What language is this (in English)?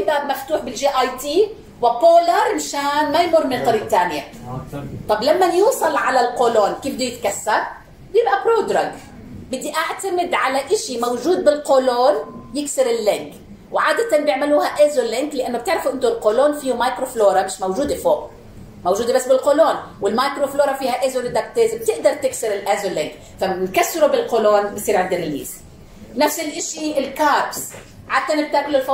Arabic